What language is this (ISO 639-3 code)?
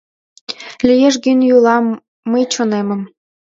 chm